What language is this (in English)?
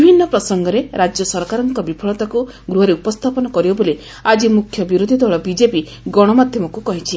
Odia